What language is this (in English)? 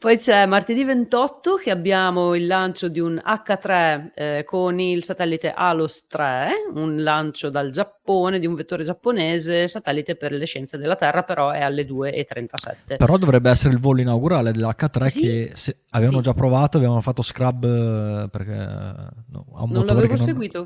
Italian